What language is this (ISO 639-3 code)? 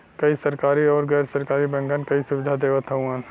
bho